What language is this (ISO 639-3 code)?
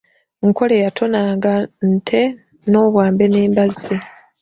lug